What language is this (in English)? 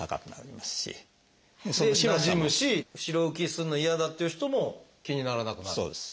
Japanese